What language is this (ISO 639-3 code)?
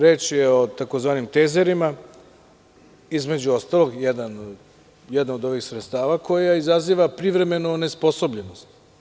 srp